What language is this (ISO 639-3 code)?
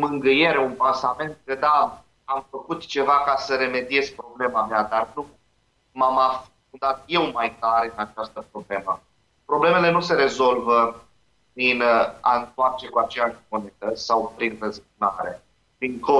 ron